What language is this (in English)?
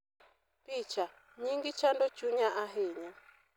Luo (Kenya and Tanzania)